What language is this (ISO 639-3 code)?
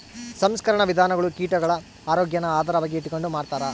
kan